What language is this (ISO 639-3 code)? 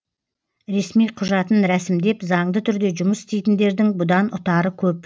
kaz